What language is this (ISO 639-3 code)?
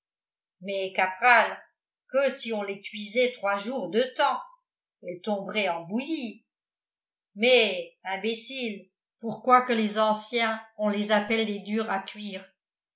fra